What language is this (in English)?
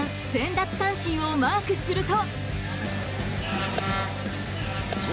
Japanese